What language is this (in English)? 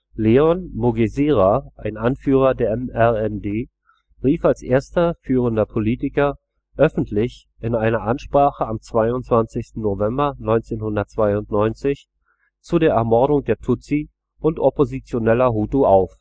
German